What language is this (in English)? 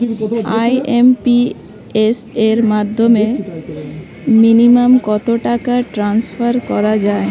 Bangla